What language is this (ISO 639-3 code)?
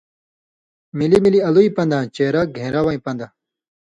mvy